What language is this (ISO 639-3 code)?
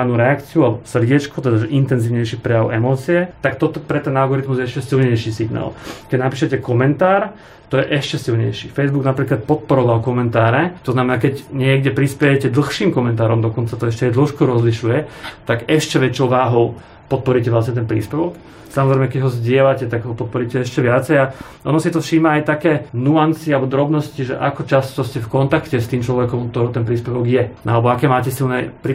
slk